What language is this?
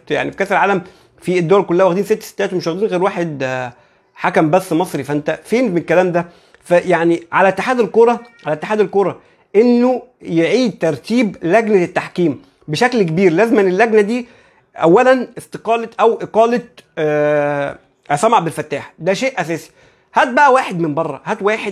Arabic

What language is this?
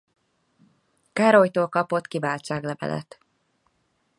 Hungarian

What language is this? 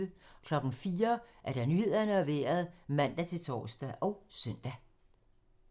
Danish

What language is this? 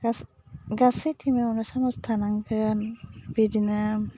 Bodo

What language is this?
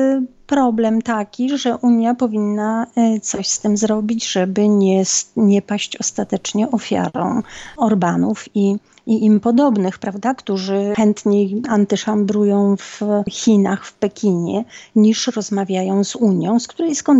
Polish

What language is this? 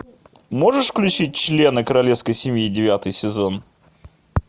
Russian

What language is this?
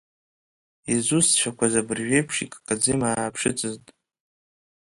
Abkhazian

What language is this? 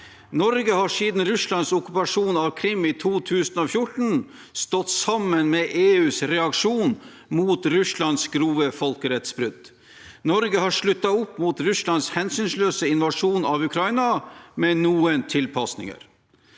Norwegian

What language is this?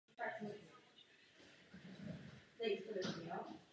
Czech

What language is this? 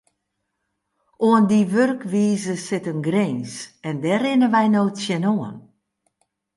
Western Frisian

